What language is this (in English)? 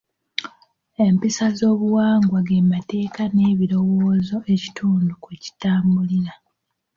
Ganda